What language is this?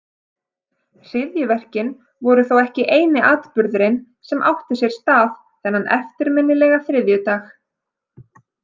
Icelandic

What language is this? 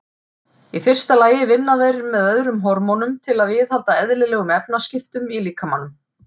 Icelandic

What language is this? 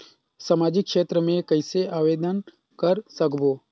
Chhattisgarhi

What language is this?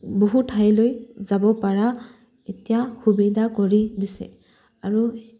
Assamese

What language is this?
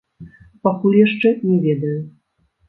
Belarusian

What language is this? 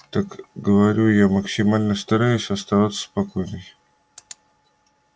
Russian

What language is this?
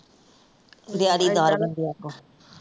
Punjabi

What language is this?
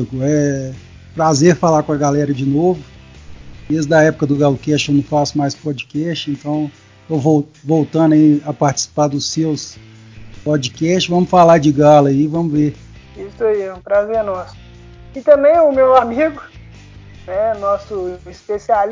Portuguese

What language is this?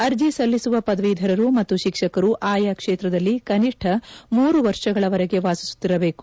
Kannada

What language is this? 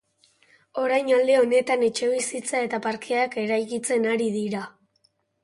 Basque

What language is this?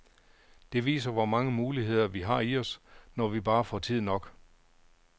Danish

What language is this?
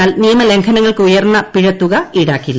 Malayalam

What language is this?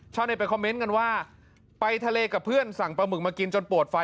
Thai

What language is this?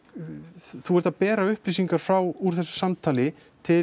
Icelandic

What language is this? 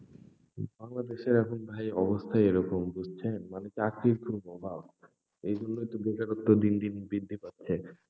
Bangla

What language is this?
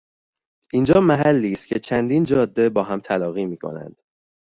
Persian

